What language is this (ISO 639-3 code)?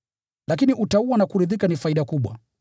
swa